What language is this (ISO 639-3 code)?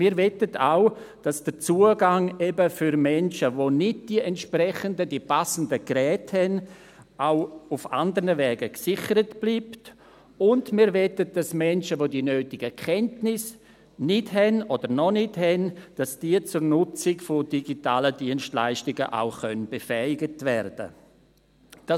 gsw